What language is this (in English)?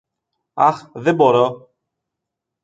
Greek